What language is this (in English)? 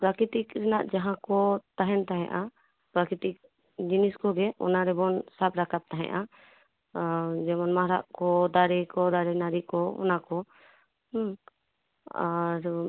Santali